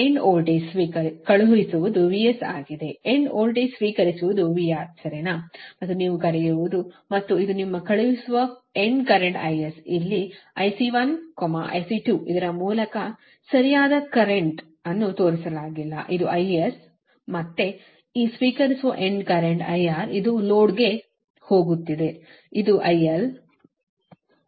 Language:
Kannada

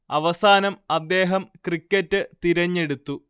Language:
Malayalam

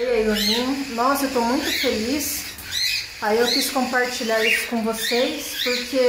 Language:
Portuguese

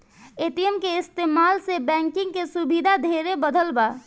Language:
Bhojpuri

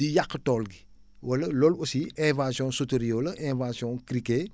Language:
Wolof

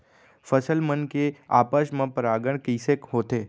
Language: Chhattisgarhi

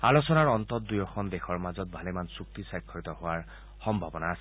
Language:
Assamese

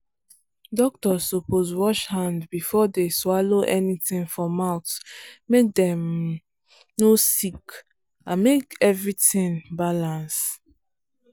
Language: Nigerian Pidgin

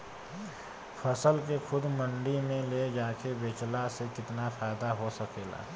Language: Bhojpuri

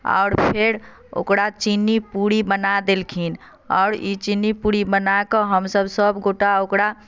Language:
Maithili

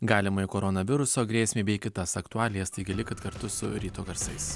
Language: Lithuanian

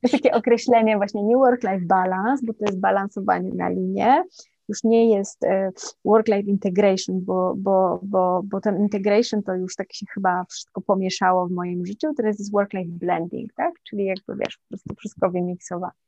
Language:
Polish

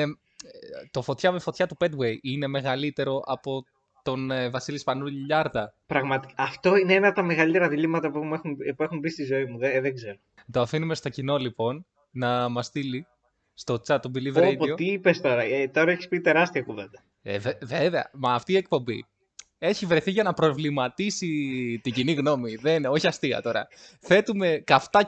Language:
Greek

